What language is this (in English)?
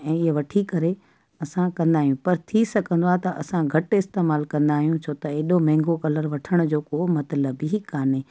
Sindhi